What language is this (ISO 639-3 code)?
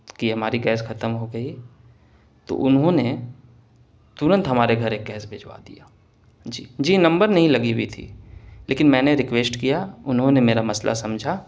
urd